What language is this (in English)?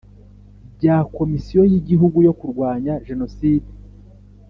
Kinyarwanda